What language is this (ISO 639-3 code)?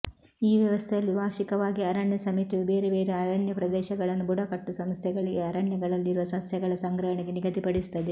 kan